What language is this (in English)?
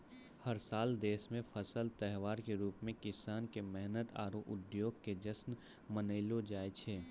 Maithili